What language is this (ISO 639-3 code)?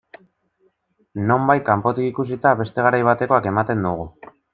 eus